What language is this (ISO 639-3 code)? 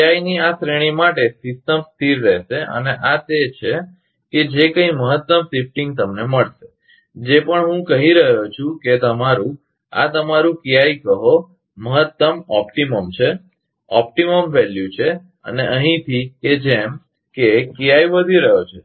guj